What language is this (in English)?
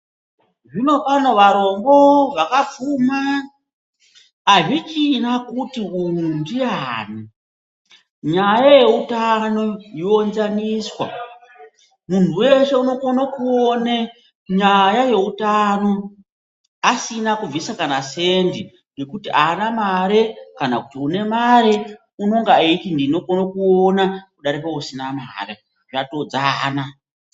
Ndau